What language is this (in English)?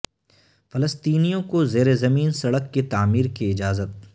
Urdu